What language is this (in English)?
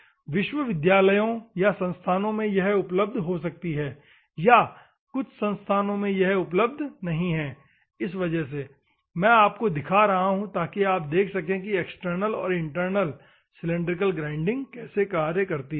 Hindi